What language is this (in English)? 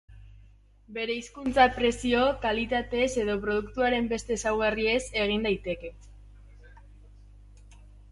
Basque